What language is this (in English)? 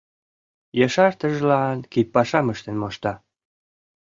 Mari